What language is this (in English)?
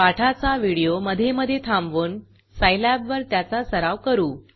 Marathi